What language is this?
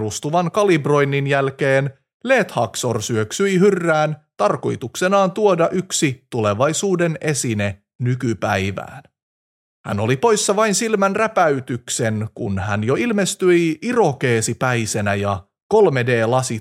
Finnish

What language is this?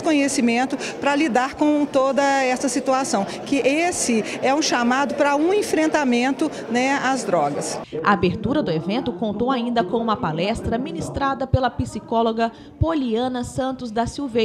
Portuguese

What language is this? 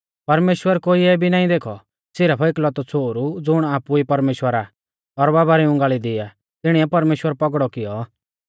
Mahasu Pahari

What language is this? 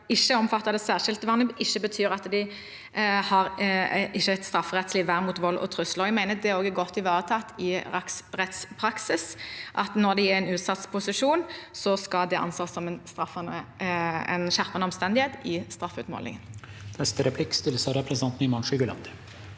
Norwegian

